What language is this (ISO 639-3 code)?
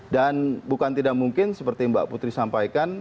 ind